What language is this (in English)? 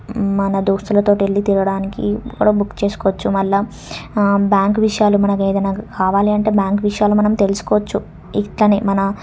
Telugu